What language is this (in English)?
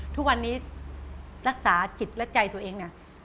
Thai